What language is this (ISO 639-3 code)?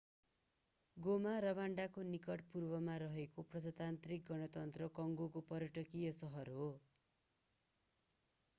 nep